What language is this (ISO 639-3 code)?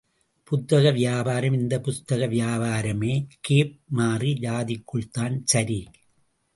tam